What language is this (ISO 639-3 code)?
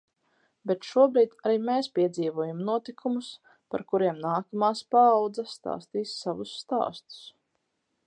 lav